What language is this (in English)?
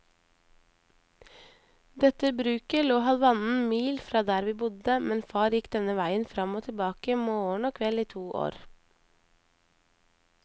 Norwegian